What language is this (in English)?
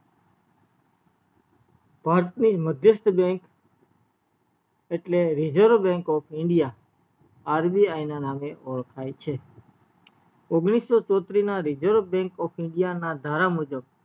Gujarati